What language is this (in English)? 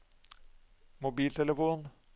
Norwegian